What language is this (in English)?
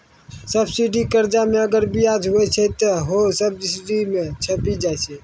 Maithili